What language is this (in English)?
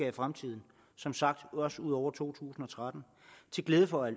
Danish